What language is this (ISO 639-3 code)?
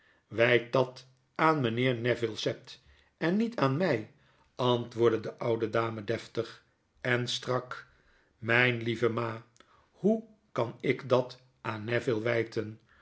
nld